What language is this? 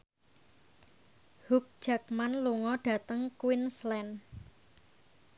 Javanese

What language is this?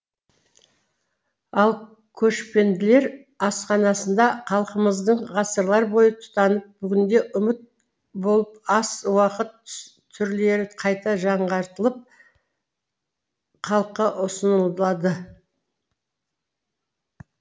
Kazakh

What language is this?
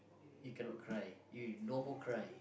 English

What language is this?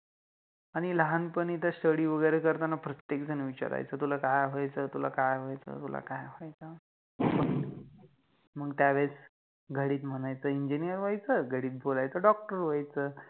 Marathi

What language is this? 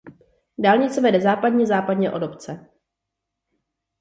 Czech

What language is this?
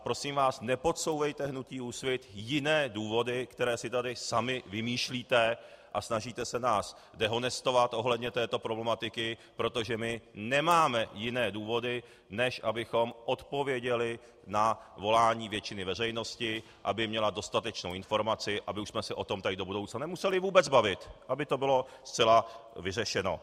Czech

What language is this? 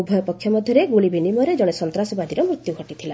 Odia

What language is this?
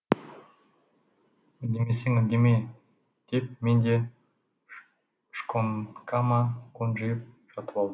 Kazakh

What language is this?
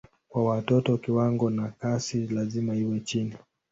Swahili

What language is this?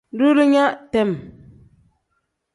Tem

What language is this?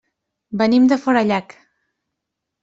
Catalan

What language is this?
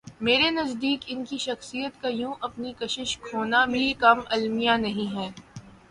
Urdu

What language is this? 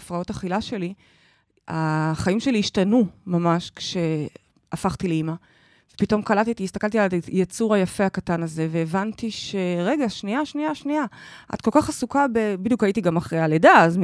Hebrew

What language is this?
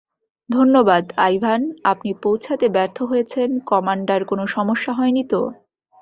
Bangla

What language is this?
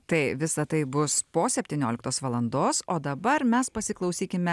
Lithuanian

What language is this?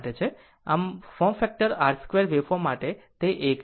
Gujarati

